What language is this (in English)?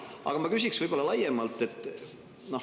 Estonian